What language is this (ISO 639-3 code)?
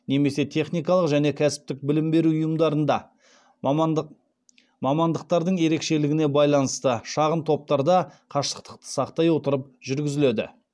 kaz